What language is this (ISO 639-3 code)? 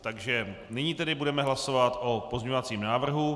ces